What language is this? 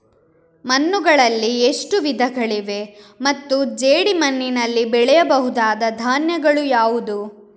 Kannada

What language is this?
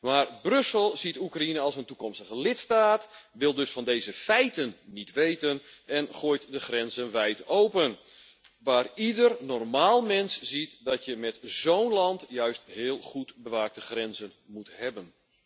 Dutch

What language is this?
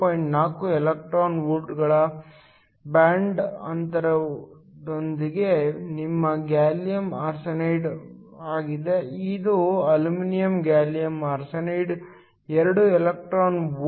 Kannada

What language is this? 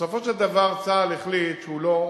Hebrew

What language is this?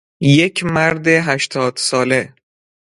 Persian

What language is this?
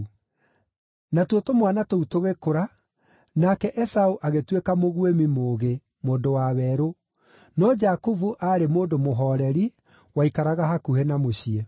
Kikuyu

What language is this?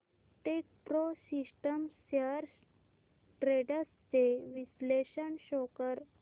Marathi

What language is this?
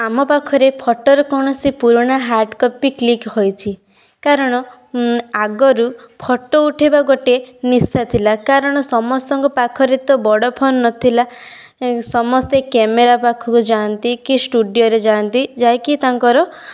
Odia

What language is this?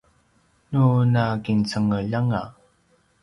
Paiwan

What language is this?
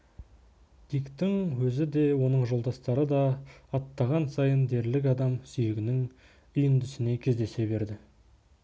Kazakh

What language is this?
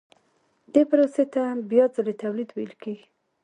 Pashto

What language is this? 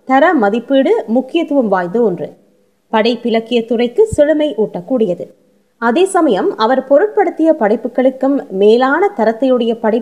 Tamil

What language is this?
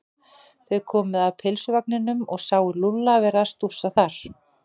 Icelandic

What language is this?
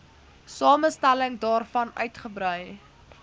Afrikaans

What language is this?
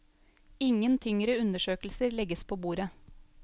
Norwegian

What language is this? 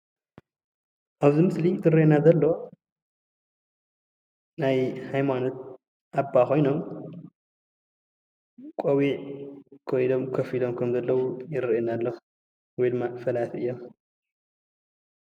Tigrinya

